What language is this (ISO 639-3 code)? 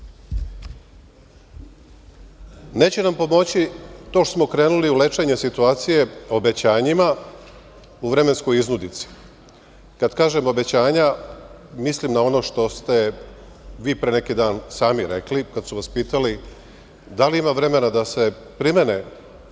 srp